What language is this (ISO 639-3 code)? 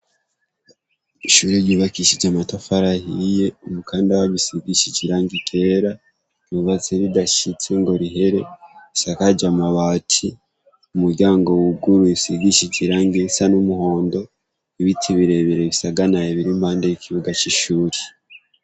run